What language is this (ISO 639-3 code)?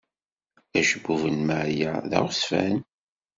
kab